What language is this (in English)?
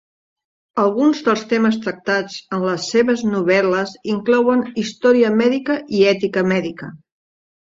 Catalan